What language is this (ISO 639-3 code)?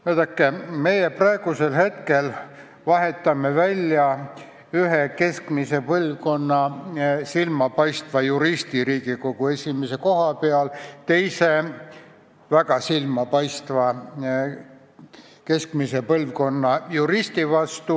est